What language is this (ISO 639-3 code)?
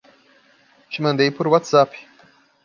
por